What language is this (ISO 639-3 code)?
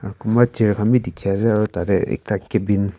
nag